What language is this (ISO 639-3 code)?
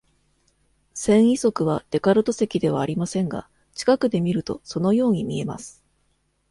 jpn